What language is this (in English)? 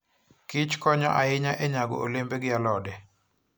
Luo (Kenya and Tanzania)